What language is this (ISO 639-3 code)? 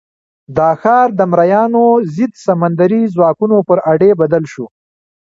pus